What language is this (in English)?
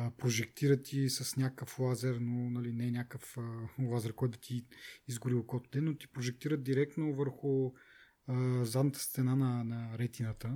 Bulgarian